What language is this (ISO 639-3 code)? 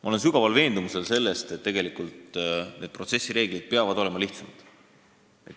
est